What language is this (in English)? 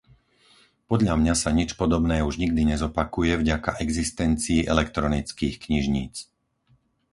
Slovak